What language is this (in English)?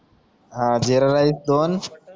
Marathi